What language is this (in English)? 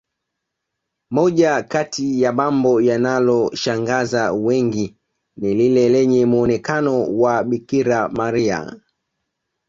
Swahili